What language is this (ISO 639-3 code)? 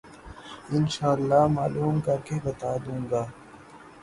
urd